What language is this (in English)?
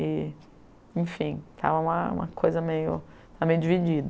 Portuguese